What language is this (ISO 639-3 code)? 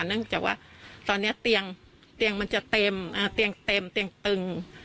tha